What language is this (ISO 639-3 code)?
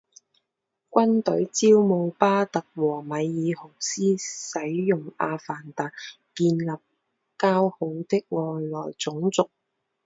zho